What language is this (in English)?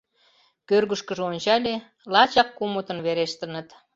Mari